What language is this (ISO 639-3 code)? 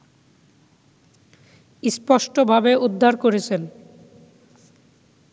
ben